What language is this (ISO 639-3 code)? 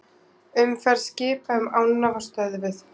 isl